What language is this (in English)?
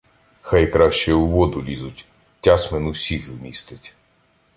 Ukrainian